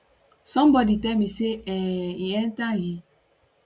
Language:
Nigerian Pidgin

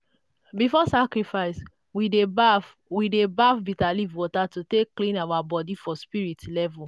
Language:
Nigerian Pidgin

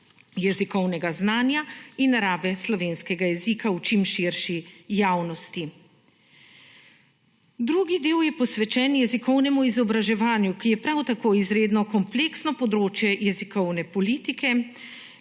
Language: Slovenian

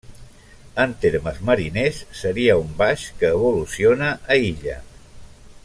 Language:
Catalan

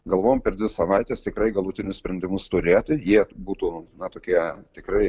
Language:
Lithuanian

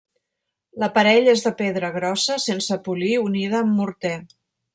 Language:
Catalan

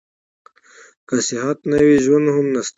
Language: Pashto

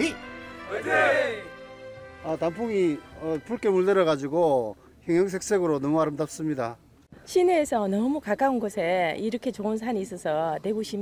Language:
Korean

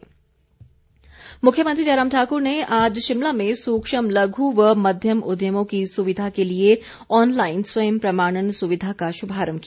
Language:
Hindi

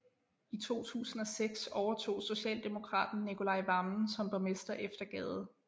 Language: Danish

